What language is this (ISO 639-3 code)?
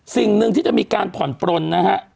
tha